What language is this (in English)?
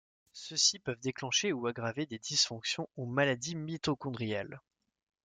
French